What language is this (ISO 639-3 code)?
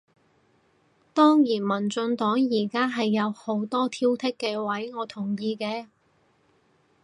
yue